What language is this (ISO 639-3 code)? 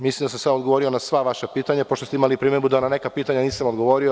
srp